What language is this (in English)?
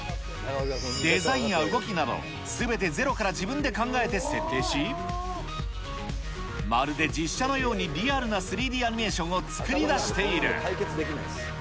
Japanese